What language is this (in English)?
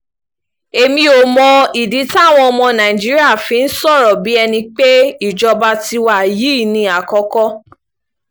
Yoruba